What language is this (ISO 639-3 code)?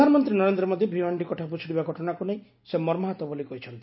ori